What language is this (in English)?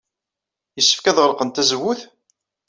Kabyle